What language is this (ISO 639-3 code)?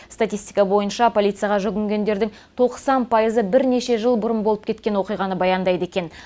kaz